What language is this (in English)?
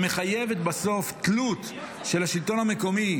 Hebrew